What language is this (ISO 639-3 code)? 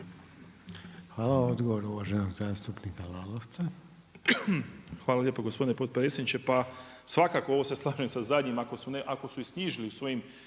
hrv